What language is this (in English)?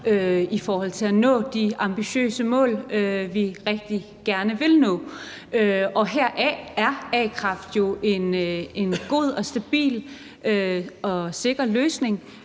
Danish